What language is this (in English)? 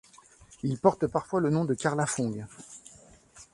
French